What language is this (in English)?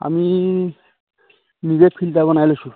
Assamese